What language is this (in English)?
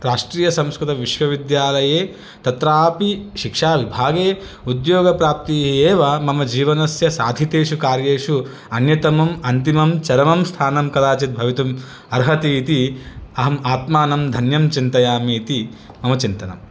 Sanskrit